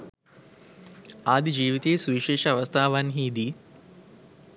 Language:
Sinhala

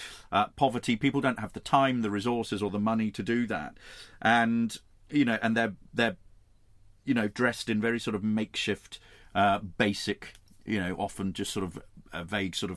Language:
English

